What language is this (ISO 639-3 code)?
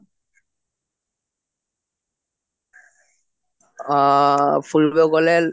asm